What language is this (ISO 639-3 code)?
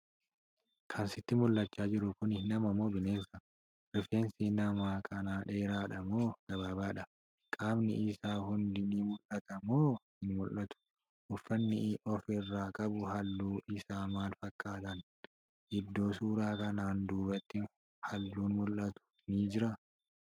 orm